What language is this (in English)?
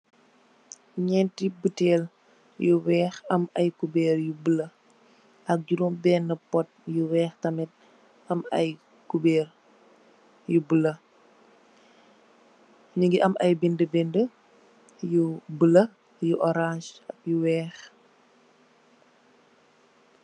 Wolof